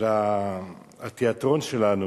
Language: Hebrew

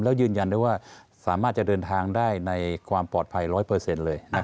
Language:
Thai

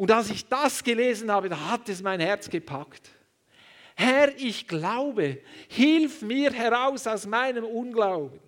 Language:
German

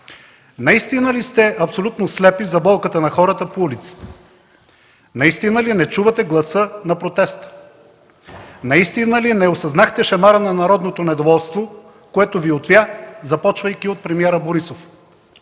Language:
Bulgarian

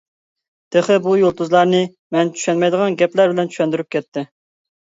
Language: Uyghur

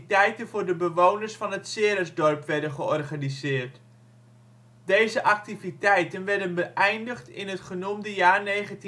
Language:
Dutch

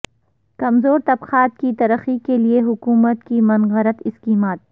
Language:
Urdu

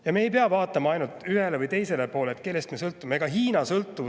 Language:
Estonian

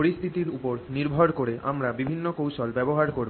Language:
Bangla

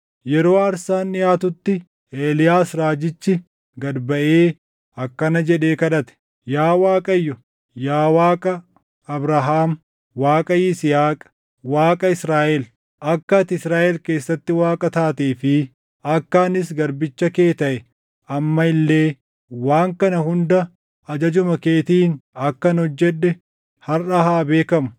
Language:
Oromo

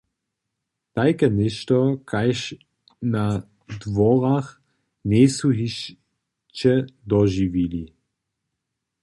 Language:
Upper Sorbian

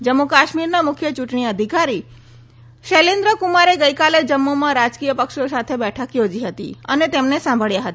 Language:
Gujarati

